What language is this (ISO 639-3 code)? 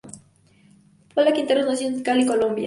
spa